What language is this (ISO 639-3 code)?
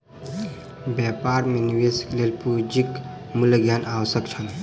mai